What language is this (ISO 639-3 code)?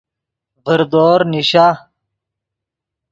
ydg